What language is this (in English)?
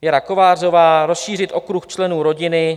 Czech